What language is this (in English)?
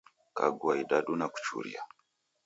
Taita